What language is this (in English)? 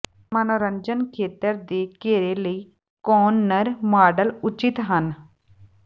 Punjabi